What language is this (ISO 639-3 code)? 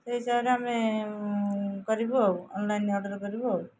ori